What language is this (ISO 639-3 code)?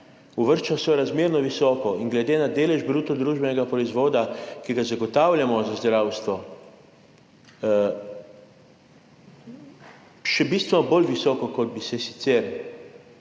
slv